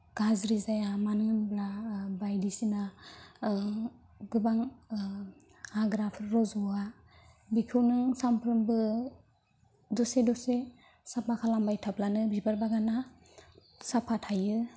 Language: Bodo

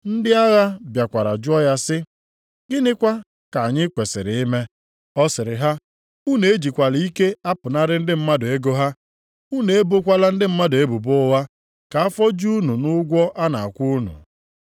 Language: Igbo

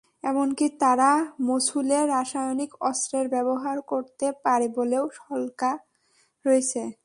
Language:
Bangla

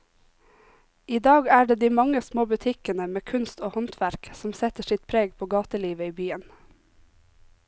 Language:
Norwegian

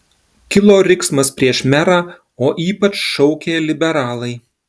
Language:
Lithuanian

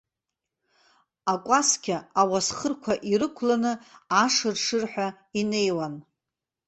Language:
Abkhazian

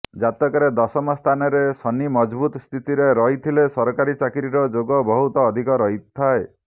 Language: Odia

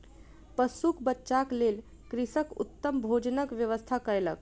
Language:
Maithili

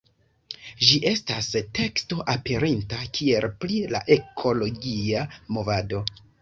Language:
Esperanto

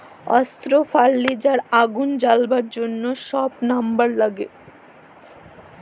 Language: Bangla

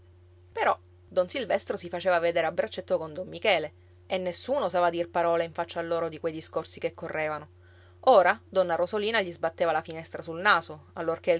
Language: Italian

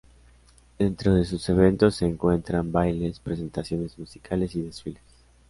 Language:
Spanish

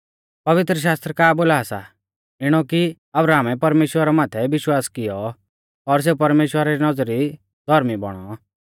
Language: Mahasu Pahari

